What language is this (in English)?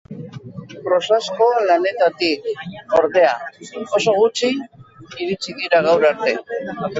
Basque